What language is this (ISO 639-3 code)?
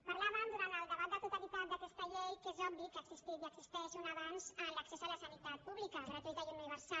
cat